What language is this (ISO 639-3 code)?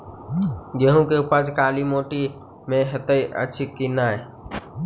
mai